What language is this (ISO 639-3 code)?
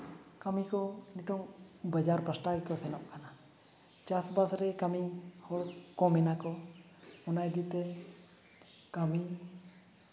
sat